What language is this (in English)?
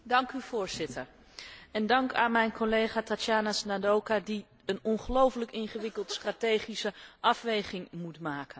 Dutch